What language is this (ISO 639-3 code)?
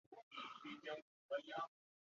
zho